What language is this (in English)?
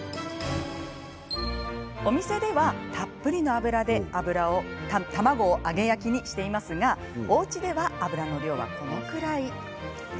Japanese